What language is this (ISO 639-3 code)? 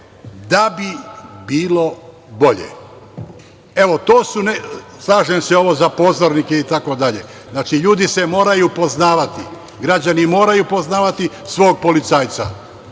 srp